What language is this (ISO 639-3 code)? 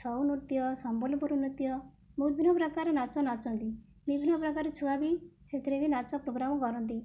ori